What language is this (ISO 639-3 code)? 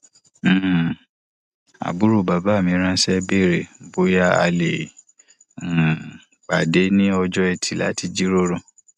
yor